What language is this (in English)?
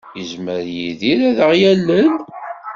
Kabyle